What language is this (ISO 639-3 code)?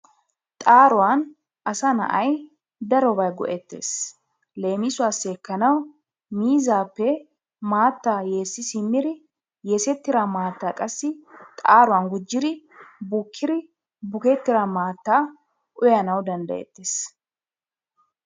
wal